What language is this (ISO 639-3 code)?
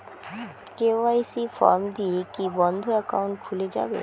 ben